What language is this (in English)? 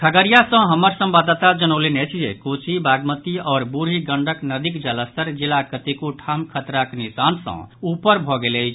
Maithili